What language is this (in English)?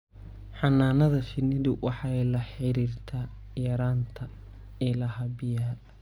Somali